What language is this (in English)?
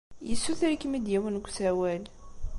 Kabyle